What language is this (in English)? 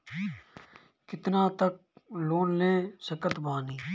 Bhojpuri